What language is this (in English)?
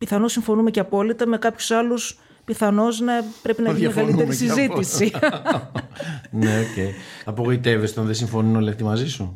Greek